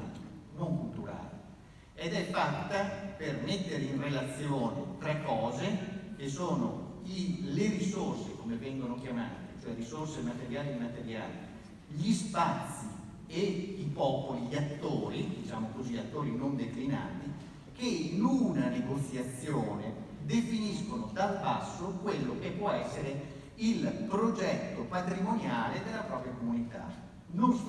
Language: Italian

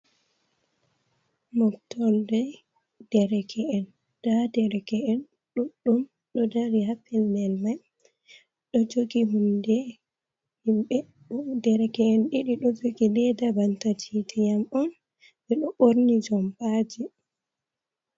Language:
Fula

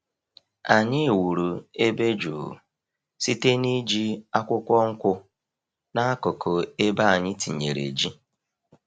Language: Igbo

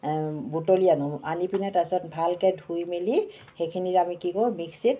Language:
Assamese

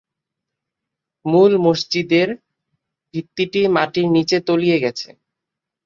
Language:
Bangla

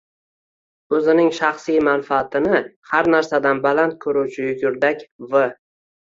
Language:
Uzbek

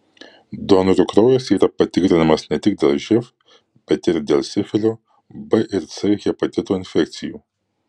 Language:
Lithuanian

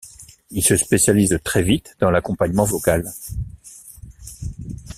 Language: French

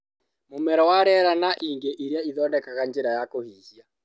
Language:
Kikuyu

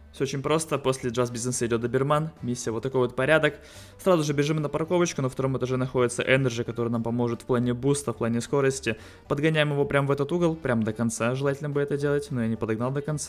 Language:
Russian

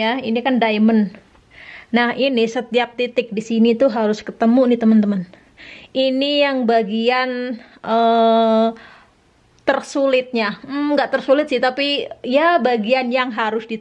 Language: Indonesian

